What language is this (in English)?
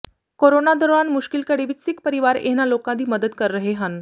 Punjabi